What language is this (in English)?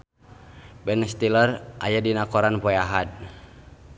Sundanese